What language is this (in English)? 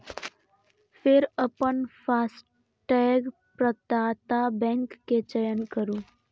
Maithili